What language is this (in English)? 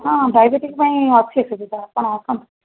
Odia